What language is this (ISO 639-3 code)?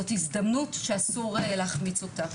heb